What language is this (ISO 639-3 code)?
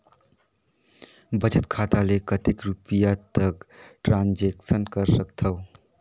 hne